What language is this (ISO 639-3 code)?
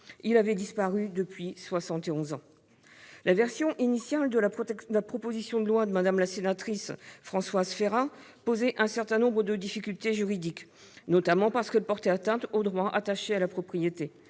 fra